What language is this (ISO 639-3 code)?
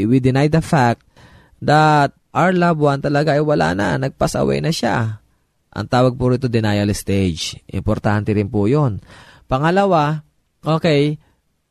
fil